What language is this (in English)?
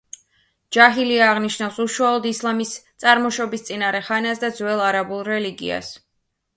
Georgian